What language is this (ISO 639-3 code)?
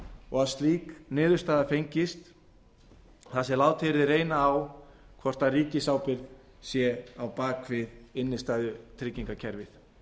isl